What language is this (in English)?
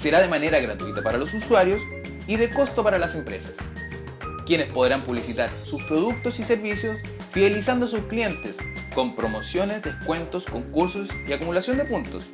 Spanish